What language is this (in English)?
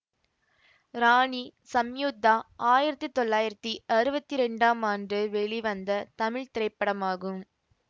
Tamil